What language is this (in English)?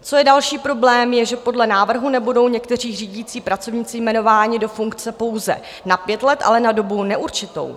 Czech